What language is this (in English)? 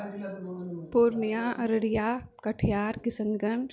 Maithili